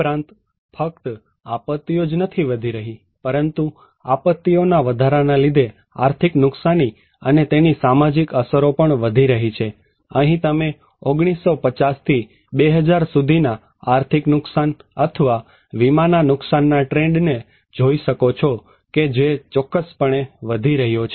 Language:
Gujarati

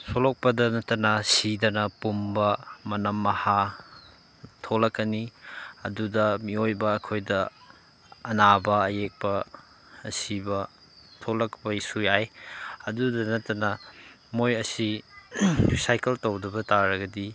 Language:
Manipuri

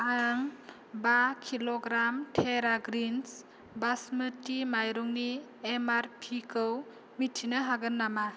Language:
Bodo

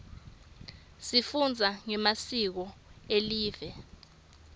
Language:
Swati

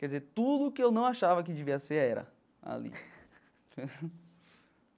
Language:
Portuguese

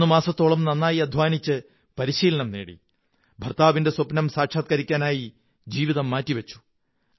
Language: Malayalam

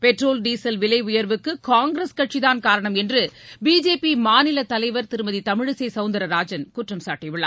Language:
Tamil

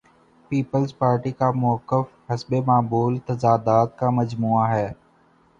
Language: Urdu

